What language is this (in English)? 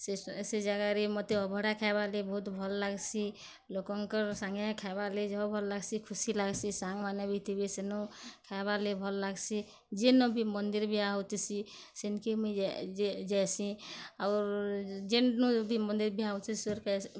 Odia